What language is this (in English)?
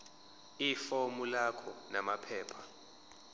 Zulu